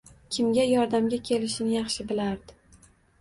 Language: Uzbek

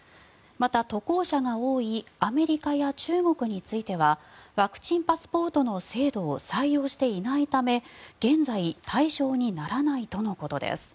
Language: Japanese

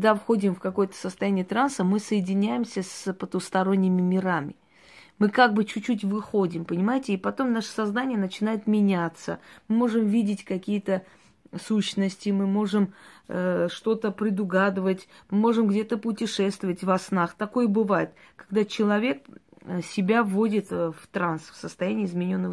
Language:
Russian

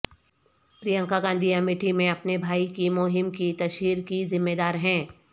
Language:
Urdu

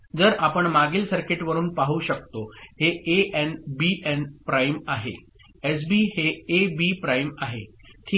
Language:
Marathi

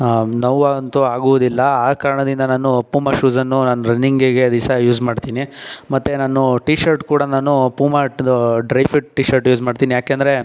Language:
Kannada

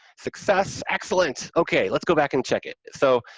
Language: English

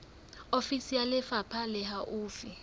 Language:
Southern Sotho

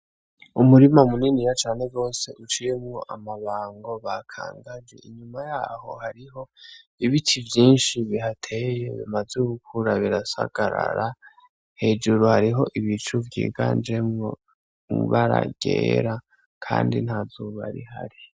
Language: Rundi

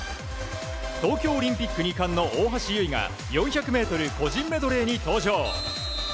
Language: Japanese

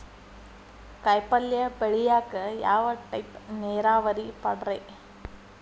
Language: Kannada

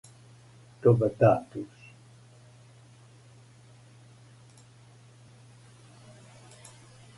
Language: Serbian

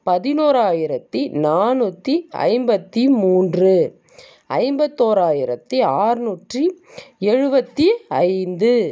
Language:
Tamil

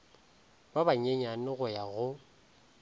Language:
Northern Sotho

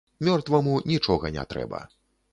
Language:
Belarusian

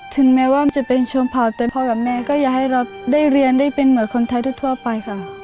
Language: Thai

